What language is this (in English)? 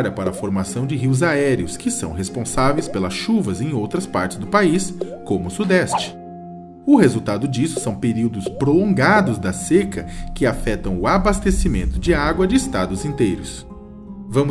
Portuguese